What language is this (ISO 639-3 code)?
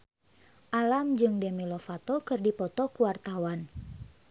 sun